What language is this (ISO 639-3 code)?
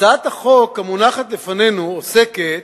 heb